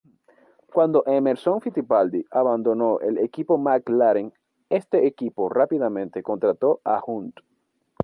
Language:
Spanish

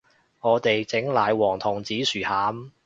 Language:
Cantonese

